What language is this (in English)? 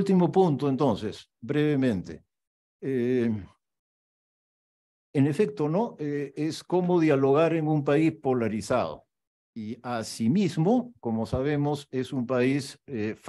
Spanish